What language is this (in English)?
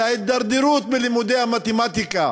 Hebrew